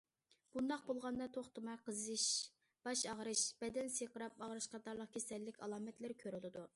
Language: Uyghur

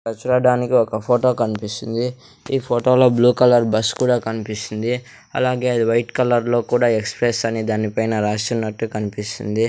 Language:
Telugu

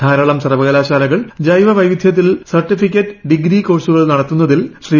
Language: Malayalam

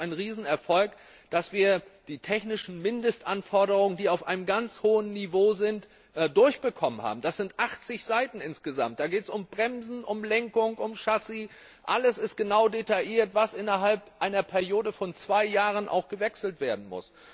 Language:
German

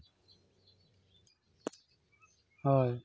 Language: Santali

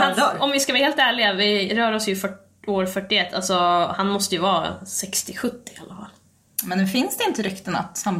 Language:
Swedish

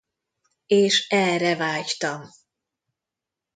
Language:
Hungarian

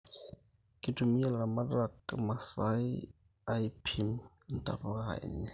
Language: Masai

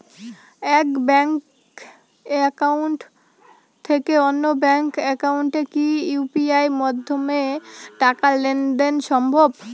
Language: Bangla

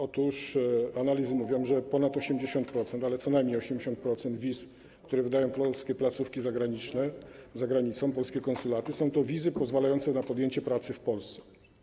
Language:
Polish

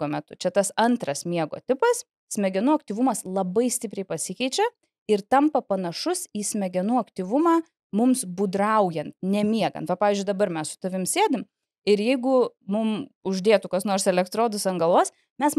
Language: Lithuanian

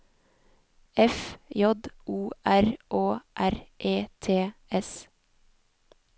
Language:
Norwegian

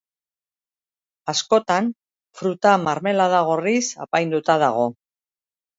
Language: Basque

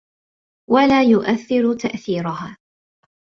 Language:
Arabic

